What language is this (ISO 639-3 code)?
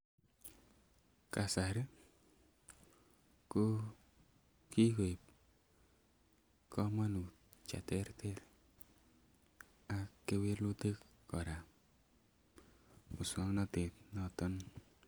kln